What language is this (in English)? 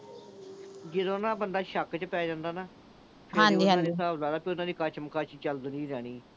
Punjabi